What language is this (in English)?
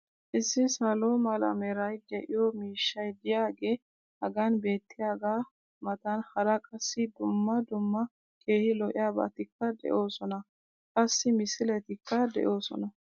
Wolaytta